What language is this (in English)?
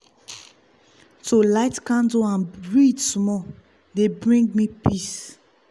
Nigerian Pidgin